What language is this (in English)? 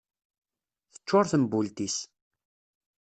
Kabyle